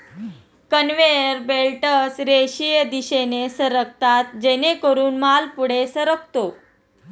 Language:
Marathi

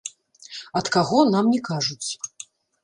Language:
Belarusian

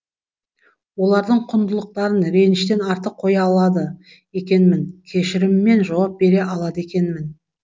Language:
Kazakh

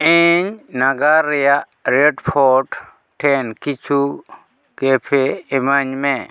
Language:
Santali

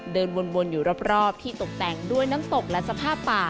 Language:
Thai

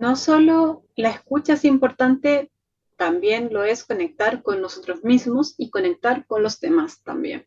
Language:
Spanish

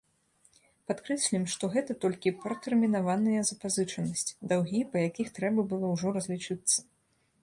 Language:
Belarusian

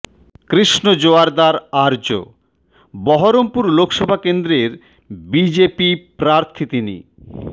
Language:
Bangla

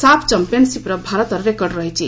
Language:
Odia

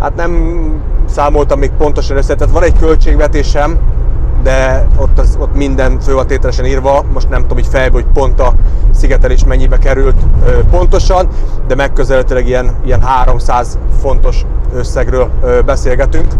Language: Hungarian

